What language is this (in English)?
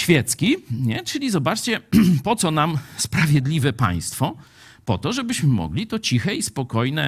Polish